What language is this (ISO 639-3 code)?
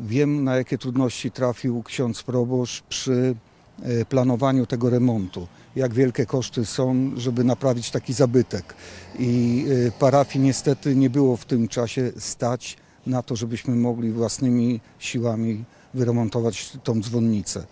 pol